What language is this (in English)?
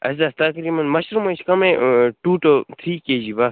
Kashmiri